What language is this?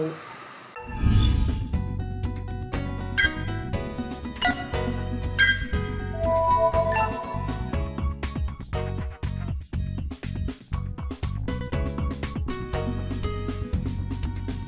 Vietnamese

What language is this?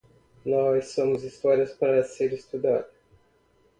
Portuguese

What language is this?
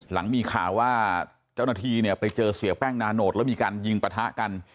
Thai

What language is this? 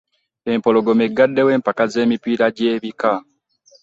Ganda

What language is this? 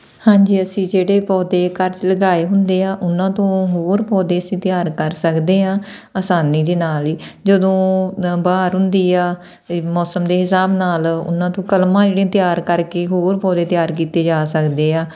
Punjabi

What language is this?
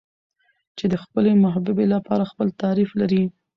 Pashto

